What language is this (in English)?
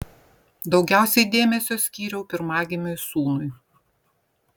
Lithuanian